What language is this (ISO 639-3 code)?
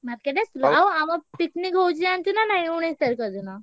ori